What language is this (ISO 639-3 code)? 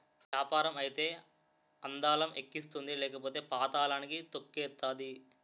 tel